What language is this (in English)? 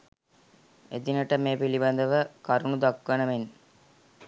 Sinhala